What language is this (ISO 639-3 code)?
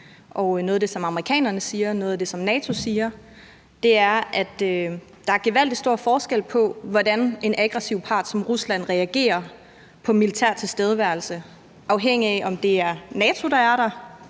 dan